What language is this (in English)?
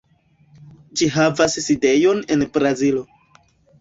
Esperanto